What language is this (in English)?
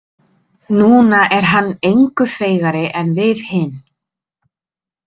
Icelandic